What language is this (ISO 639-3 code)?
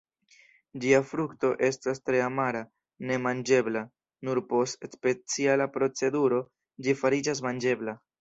epo